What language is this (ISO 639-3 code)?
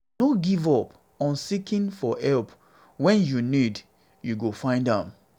pcm